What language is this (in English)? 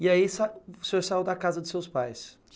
Portuguese